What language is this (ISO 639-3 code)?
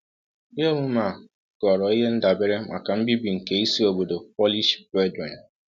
ibo